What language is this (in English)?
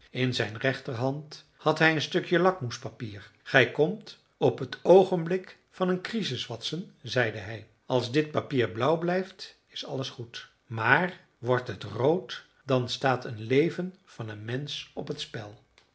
Dutch